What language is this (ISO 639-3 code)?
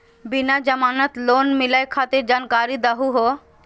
mag